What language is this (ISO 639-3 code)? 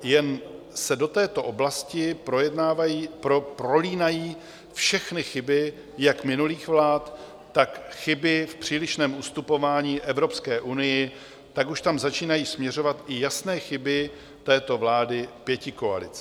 ces